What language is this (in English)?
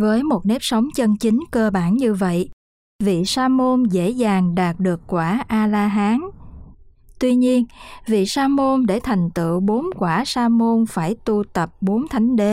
Vietnamese